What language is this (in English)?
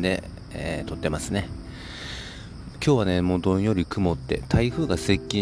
Japanese